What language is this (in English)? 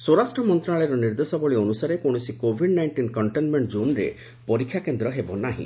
Odia